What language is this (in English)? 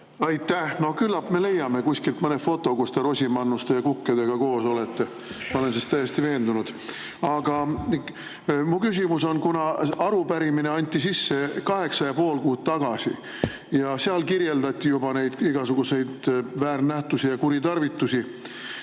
Estonian